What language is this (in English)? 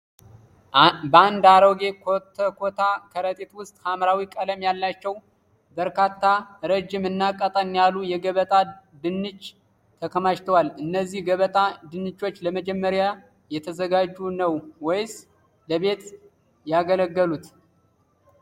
Amharic